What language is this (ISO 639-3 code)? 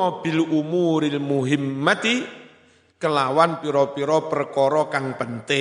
ind